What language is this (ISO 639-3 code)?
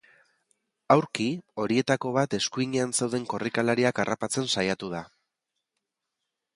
eus